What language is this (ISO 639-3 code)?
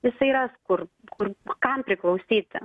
lit